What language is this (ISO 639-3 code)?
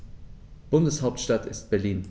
deu